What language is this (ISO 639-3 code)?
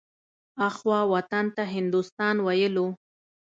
pus